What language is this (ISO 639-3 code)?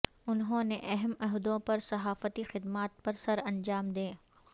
urd